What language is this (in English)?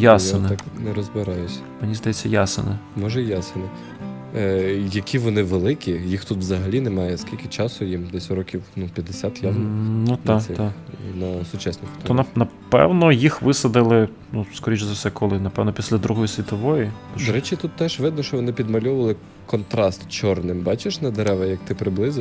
Ukrainian